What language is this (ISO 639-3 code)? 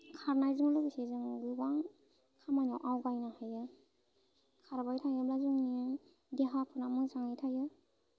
brx